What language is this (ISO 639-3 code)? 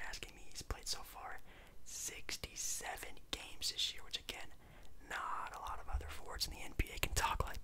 eng